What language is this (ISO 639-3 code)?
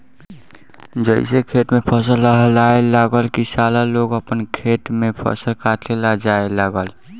bho